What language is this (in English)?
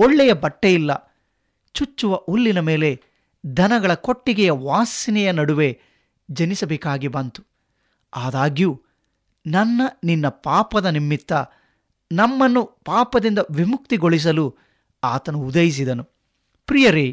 Kannada